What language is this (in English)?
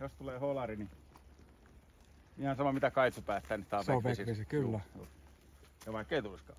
Finnish